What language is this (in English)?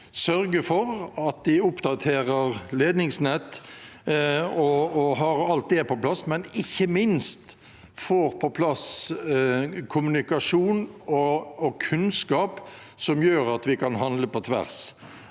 Norwegian